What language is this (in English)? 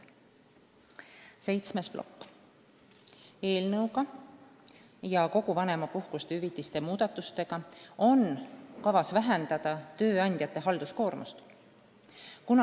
Estonian